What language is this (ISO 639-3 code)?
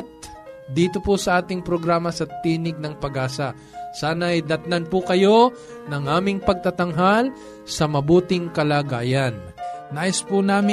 fil